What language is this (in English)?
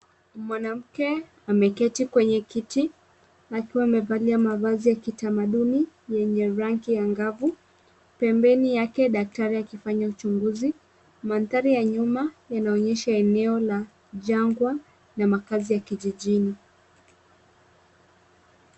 Swahili